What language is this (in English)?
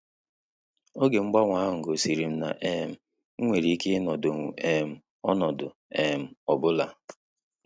Igbo